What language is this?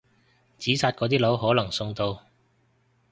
Cantonese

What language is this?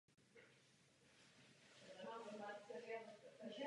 Czech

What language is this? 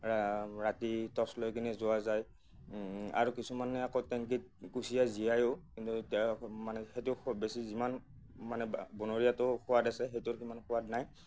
Assamese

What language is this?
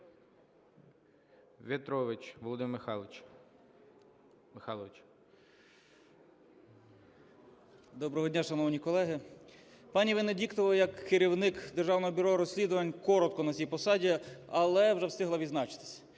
Ukrainian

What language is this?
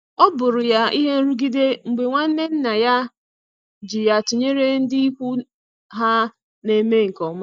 Igbo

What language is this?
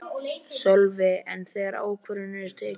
Icelandic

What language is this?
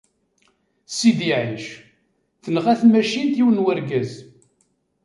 Kabyle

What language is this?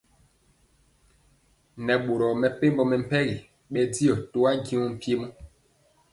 Mpiemo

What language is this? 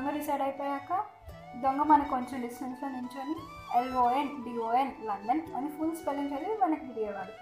Telugu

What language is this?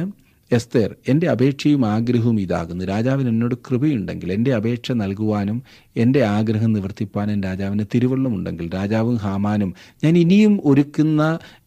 Malayalam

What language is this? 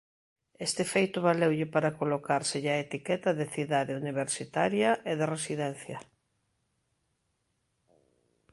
Galician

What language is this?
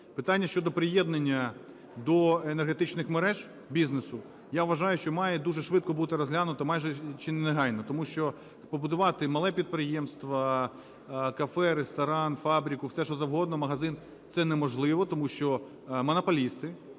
Ukrainian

